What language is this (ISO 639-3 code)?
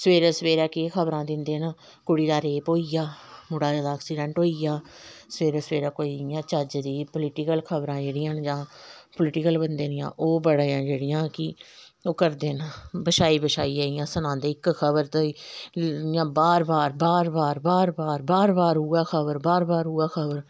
doi